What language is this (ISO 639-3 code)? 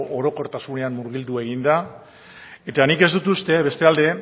eus